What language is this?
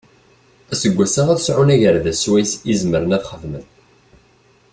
Kabyle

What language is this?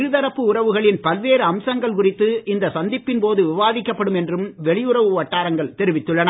Tamil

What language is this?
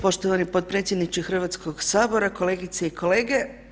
Croatian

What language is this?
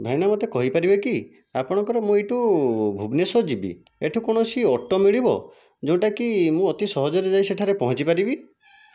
Odia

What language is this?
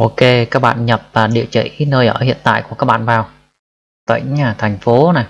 Vietnamese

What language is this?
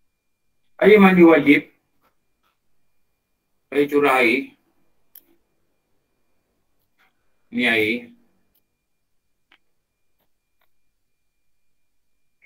Malay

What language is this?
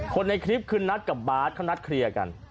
Thai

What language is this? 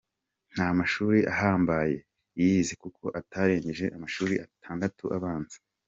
Kinyarwanda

